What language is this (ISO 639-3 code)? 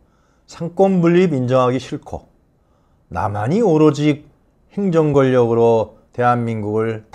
kor